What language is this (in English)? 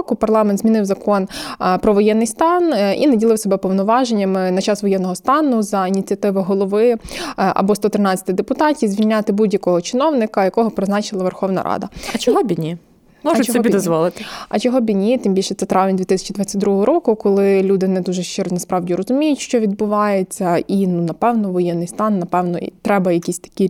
Ukrainian